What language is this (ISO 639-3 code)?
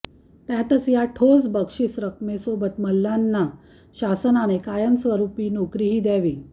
mar